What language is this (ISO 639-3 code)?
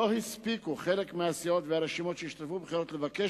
heb